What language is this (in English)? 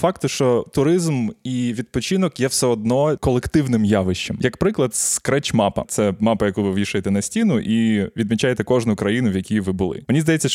Ukrainian